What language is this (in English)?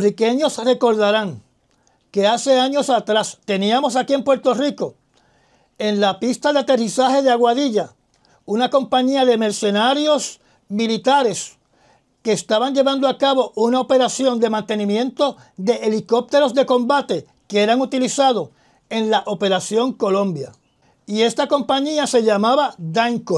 Spanish